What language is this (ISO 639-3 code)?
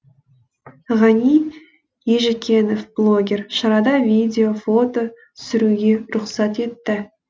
kaz